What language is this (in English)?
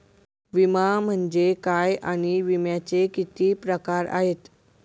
Marathi